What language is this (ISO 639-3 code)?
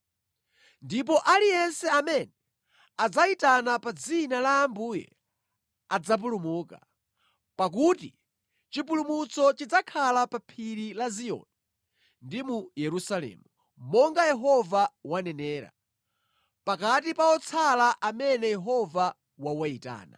nya